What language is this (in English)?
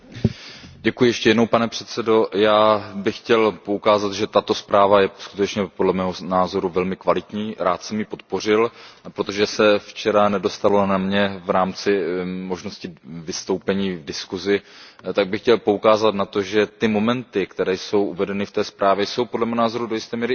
Czech